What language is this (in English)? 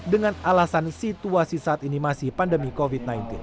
Indonesian